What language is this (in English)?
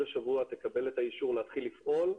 Hebrew